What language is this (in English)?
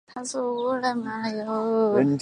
Chinese